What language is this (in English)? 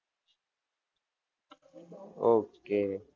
Gujarati